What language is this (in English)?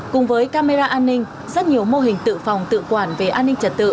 Vietnamese